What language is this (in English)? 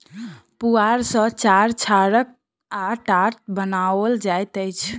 Maithili